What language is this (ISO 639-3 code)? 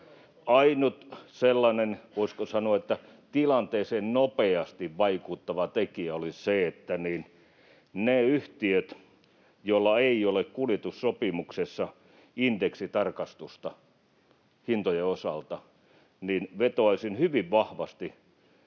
fin